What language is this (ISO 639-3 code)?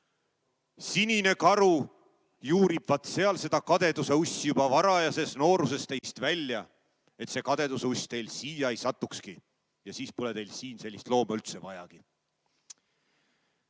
est